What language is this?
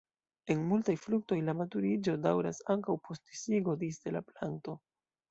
Esperanto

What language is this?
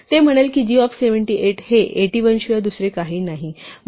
Marathi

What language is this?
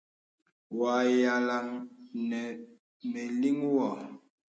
Bebele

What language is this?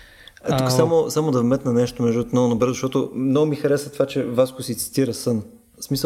Bulgarian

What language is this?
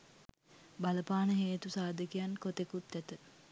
Sinhala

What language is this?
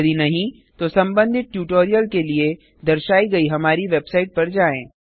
Hindi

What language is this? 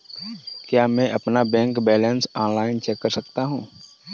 Hindi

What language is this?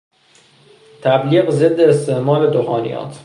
Persian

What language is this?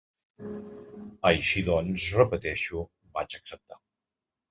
Catalan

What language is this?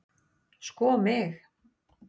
Icelandic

